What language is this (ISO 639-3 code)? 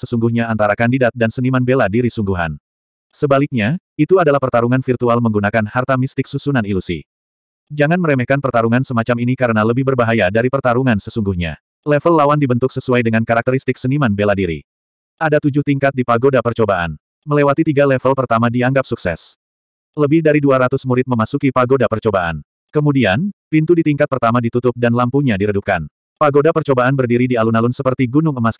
ind